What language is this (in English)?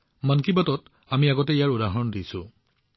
Assamese